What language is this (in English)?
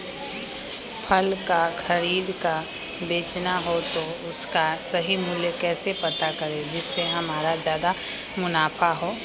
Magahi